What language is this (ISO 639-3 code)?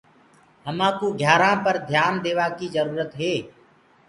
ggg